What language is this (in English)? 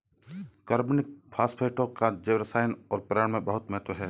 Hindi